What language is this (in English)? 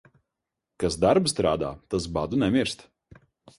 Latvian